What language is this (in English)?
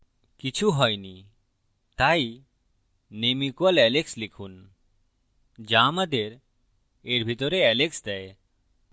Bangla